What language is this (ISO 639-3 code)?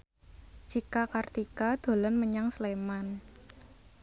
jav